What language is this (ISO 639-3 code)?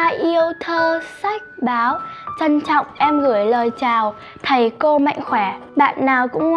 vie